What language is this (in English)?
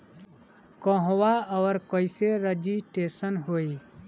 Bhojpuri